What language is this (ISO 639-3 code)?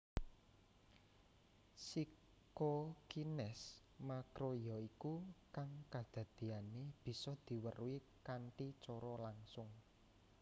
jav